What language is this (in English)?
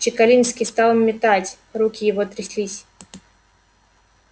Russian